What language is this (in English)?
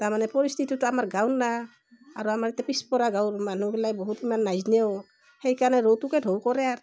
Assamese